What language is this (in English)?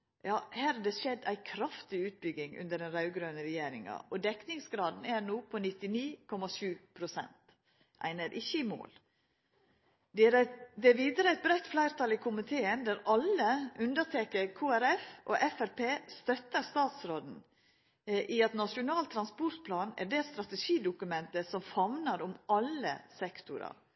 Norwegian Nynorsk